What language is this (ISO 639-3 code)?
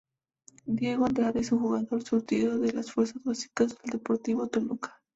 spa